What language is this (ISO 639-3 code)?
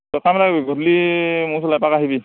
asm